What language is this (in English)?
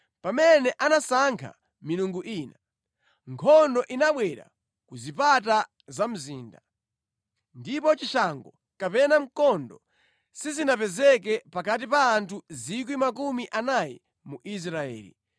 Nyanja